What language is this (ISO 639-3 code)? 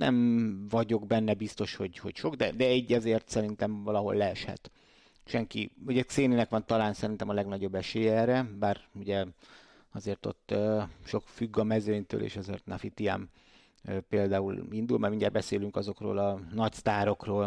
hun